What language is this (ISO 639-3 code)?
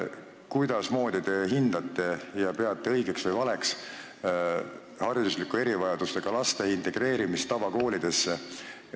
est